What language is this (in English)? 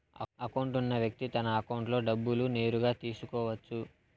Telugu